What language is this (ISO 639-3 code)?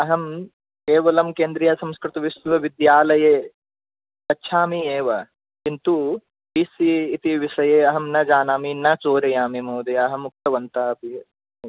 san